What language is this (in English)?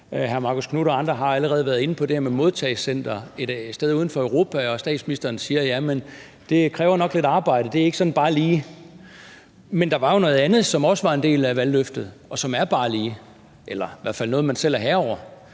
Danish